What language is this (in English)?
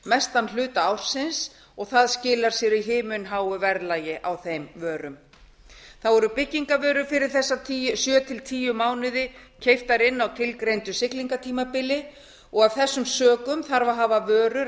Icelandic